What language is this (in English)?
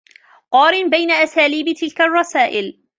Arabic